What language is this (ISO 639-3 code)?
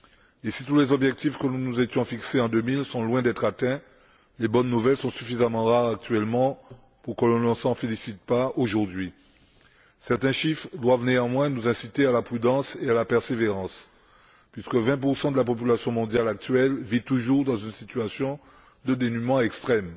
fra